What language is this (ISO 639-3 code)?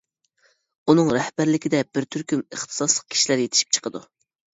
uig